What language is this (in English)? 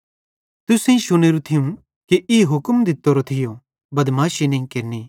Bhadrawahi